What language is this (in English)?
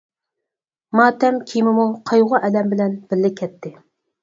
Uyghur